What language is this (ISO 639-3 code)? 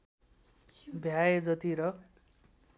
nep